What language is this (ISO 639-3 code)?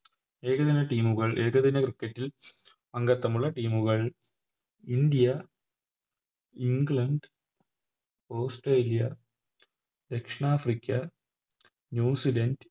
mal